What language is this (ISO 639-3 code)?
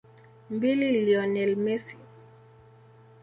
swa